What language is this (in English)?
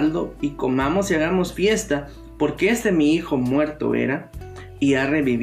Spanish